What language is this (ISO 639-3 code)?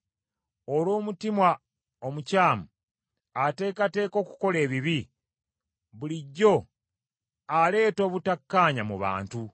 lug